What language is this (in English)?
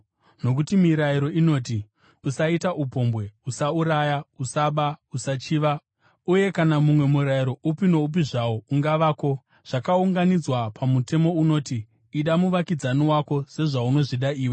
Shona